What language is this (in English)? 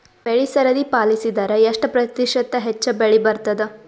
Kannada